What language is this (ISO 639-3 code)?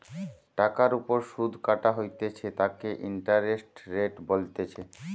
ben